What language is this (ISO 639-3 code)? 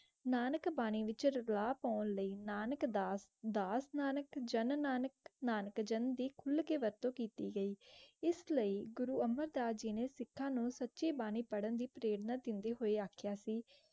pan